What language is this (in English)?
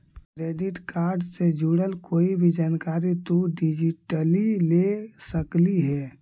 Magahi